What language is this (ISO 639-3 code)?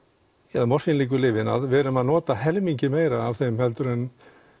isl